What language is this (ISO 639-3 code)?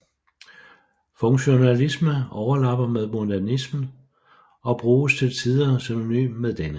dan